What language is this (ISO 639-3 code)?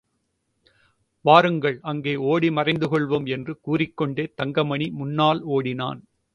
tam